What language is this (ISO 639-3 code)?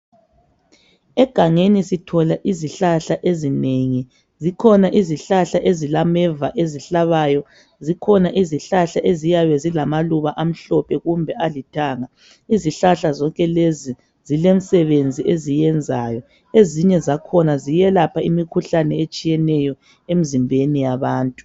nde